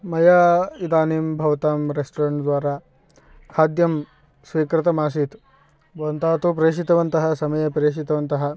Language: Sanskrit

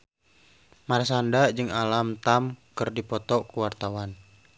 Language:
Sundanese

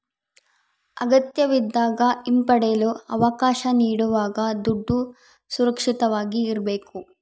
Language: Kannada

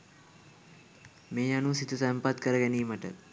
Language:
Sinhala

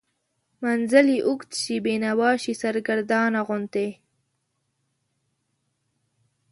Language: Pashto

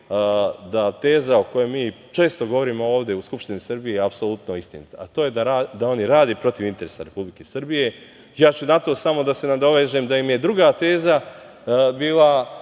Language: Serbian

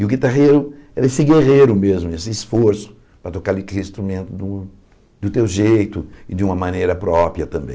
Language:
Portuguese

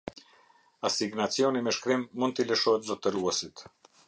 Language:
Albanian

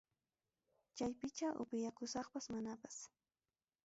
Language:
Ayacucho Quechua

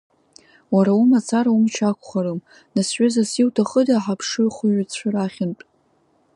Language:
Abkhazian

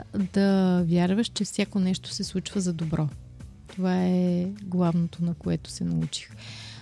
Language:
Bulgarian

